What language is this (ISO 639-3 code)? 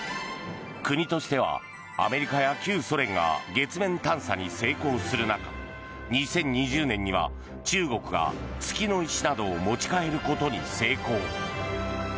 jpn